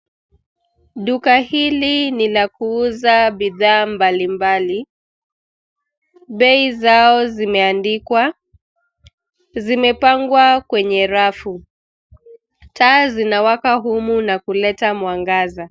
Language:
Swahili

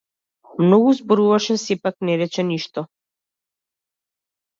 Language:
Macedonian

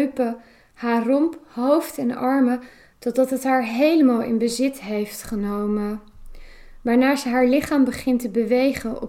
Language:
Dutch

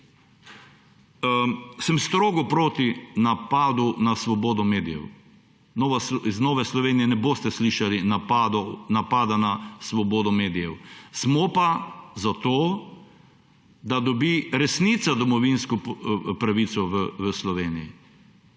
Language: Slovenian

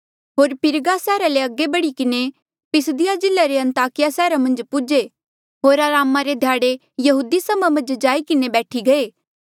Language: Mandeali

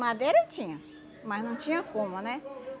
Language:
Portuguese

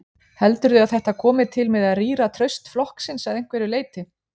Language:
Icelandic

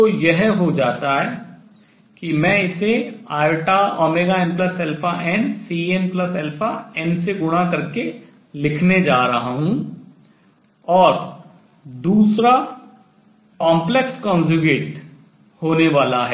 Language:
Hindi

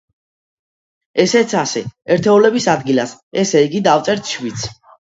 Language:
Georgian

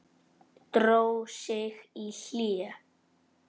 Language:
Icelandic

